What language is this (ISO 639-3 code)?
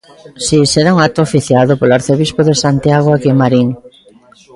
glg